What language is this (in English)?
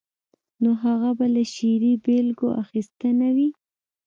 Pashto